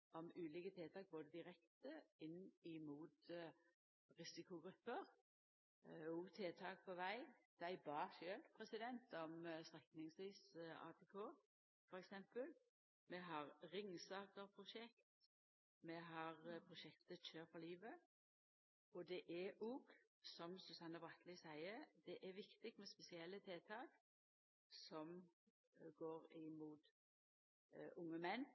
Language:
Norwegian Nynorsk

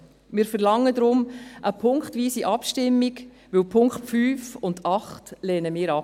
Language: Swiss German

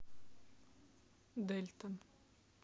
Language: Russian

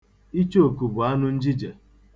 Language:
Igbo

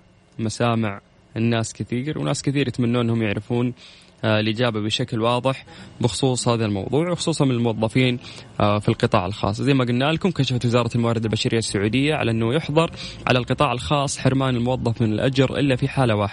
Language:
Arabic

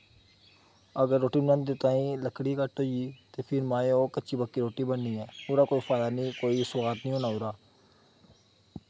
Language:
Dogri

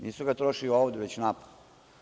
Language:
Serbian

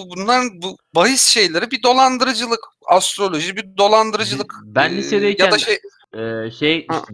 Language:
Turkish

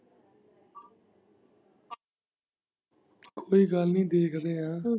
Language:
Punjabi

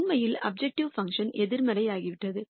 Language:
Tamil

